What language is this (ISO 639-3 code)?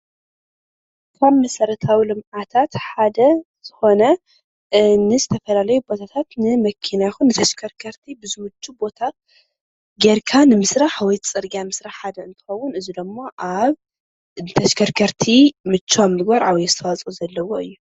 tir